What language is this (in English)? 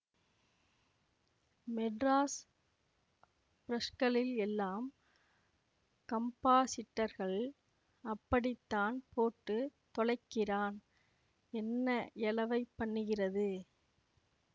Tamil